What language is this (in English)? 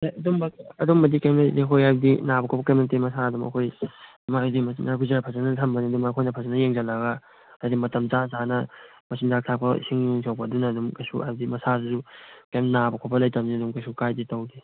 Manipuri